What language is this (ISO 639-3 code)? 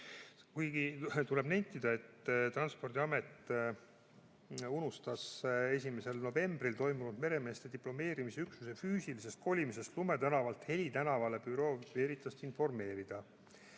est